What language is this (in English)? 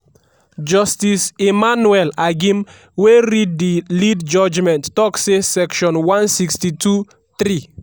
Nigerian Pidgin